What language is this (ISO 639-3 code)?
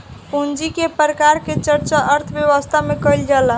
bho